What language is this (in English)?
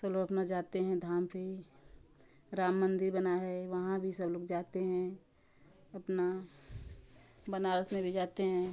Hindi